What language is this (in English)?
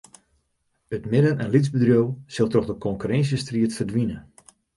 Western Frisian